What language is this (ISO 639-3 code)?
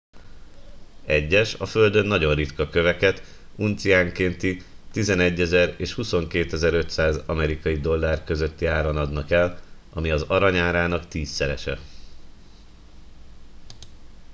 hun